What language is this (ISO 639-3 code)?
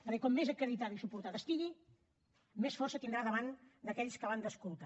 cat